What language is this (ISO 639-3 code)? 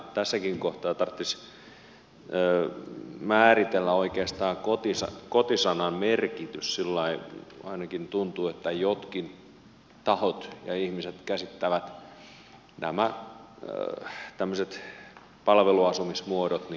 fin